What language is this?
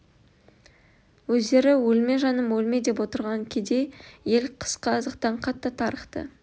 Kazakh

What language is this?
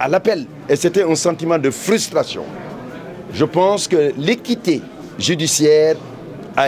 French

